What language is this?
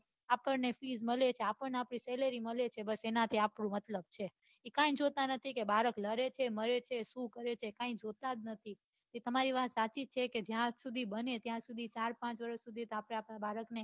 Gujarati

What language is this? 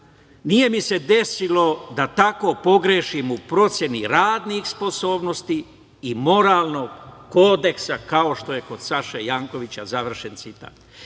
Serbian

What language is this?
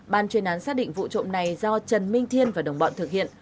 Vietnamese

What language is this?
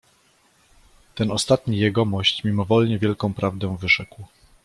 Polish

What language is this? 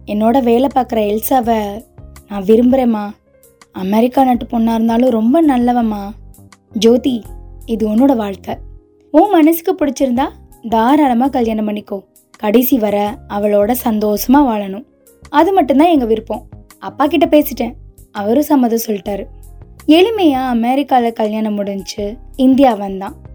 Tamil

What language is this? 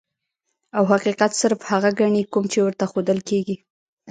Pashto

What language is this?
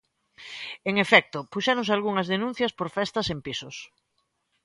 Galician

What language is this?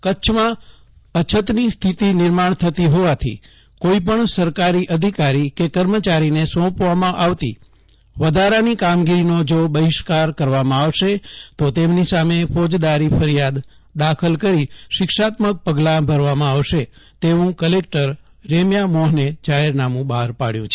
Gujarati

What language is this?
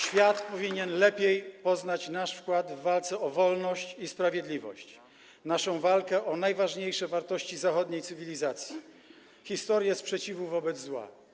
Polish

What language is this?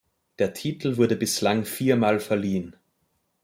German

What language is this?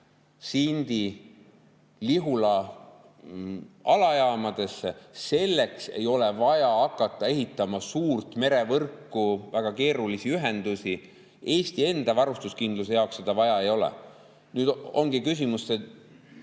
Estonian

